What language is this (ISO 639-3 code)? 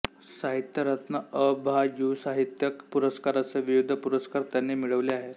mar